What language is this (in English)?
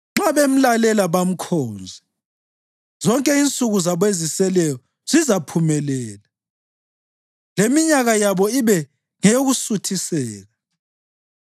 North Ndebele